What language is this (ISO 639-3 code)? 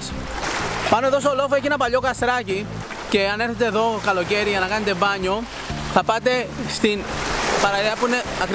ell